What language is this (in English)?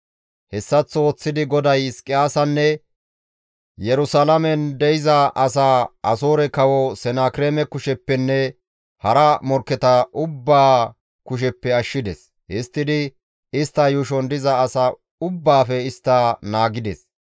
Gamo